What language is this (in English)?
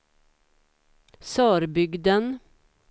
Swedish